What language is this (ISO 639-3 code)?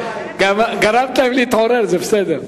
heb